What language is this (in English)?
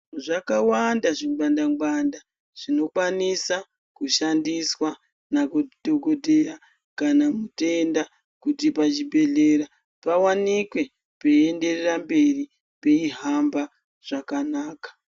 Ndau